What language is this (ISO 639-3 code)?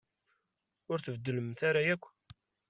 kab